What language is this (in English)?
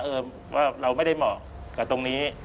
Thai